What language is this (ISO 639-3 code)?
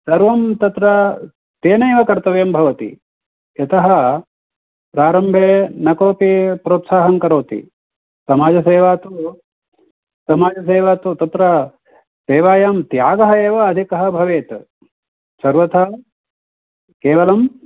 san